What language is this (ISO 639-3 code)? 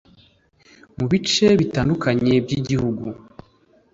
kin